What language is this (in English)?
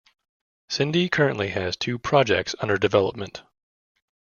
English